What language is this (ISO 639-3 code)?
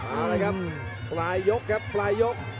tha